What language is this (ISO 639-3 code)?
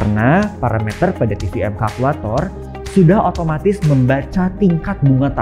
ind